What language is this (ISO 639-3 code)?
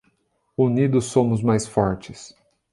por